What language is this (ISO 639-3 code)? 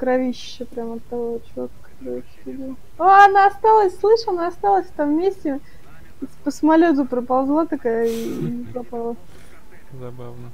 rus